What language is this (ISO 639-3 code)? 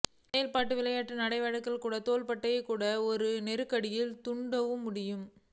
tam